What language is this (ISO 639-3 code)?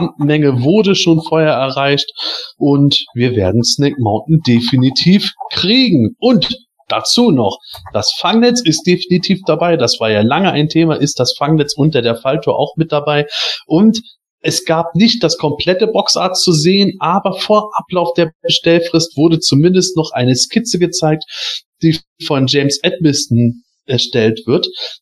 deu